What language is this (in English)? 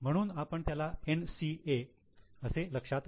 Marathi